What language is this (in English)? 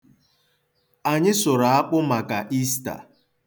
Igbo